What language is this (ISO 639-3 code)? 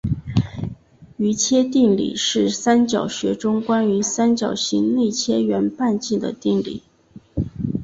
zho